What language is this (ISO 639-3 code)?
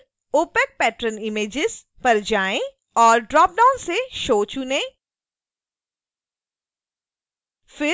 hin